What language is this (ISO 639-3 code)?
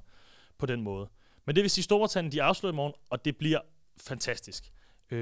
dan